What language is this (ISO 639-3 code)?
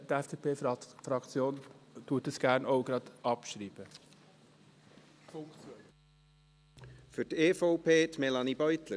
gsw